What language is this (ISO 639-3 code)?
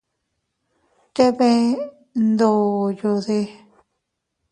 cut